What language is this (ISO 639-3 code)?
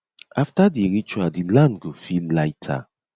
pcm